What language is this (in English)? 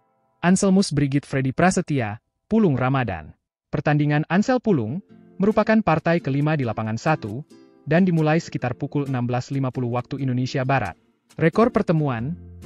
Indonesian